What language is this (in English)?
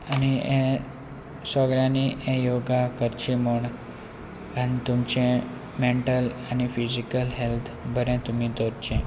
Konkani